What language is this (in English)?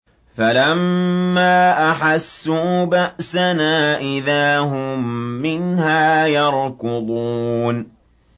Arabic